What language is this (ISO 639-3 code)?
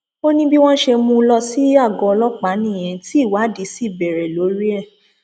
yor